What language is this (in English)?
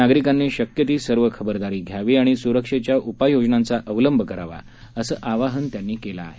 Marathi